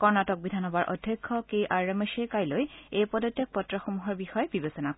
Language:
Assamese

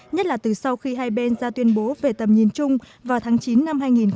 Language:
Vietnamese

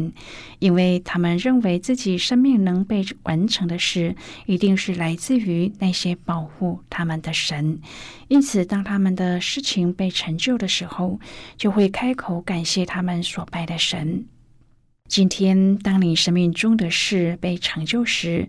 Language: Chinese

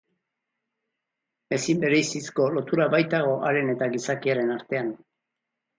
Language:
Basque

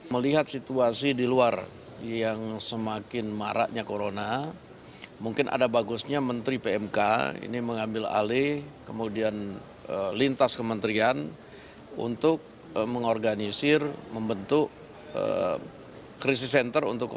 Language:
Indonesian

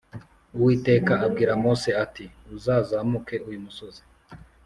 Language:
Kinyarwanda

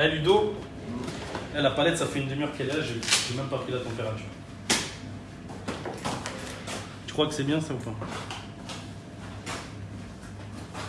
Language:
French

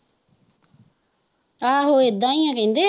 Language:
Punjabi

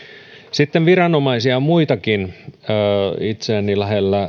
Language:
Finnish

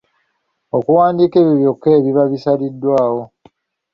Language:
Ganda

